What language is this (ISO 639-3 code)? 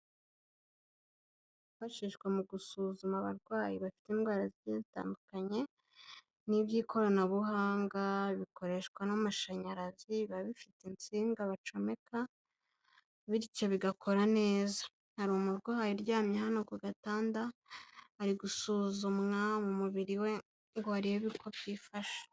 kin